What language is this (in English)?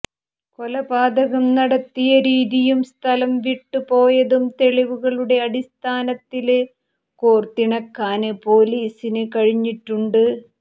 Malayalam